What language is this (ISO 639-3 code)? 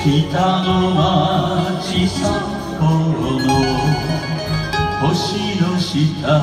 ron